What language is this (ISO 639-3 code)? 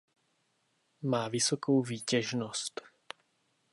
ces